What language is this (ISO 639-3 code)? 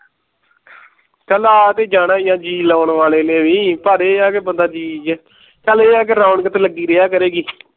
pan